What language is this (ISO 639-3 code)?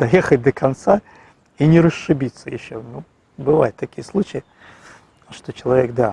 rus